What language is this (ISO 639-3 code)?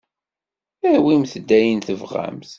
kab